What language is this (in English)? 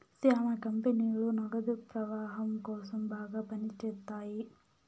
Telugu